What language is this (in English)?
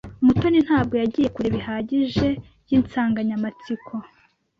Kinyarwanda